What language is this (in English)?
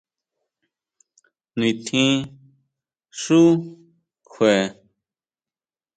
Huautla Mazatec